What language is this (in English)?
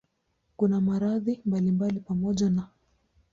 Swahili